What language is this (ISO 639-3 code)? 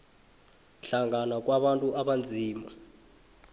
nbl